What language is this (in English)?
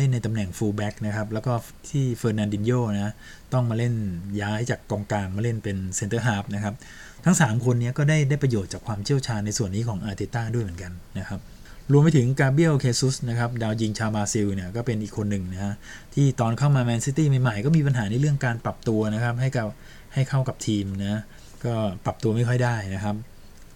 Thai